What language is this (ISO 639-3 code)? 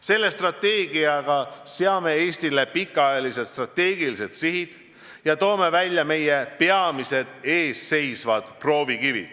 est